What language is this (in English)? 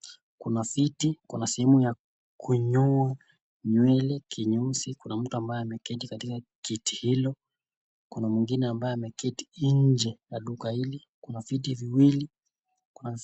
Swahili